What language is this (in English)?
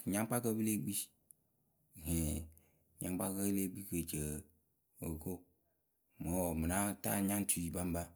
Akebu